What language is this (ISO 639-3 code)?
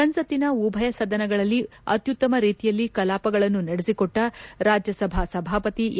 kan